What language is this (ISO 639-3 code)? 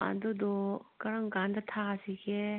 mni